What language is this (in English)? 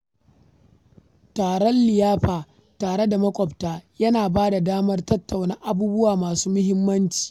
Hausa